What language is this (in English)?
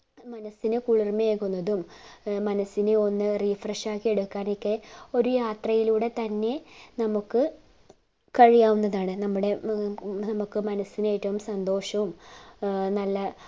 Malayalam